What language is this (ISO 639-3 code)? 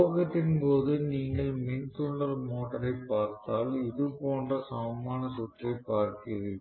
tam